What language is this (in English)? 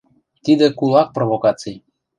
Western Mari